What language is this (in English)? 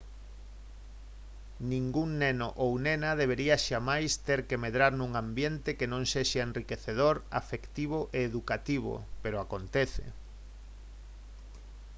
Galician